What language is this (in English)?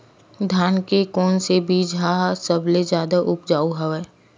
Chhattisgarhi